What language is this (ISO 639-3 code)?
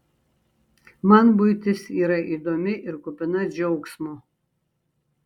lit